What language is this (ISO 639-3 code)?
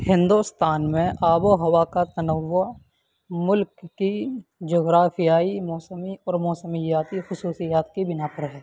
urd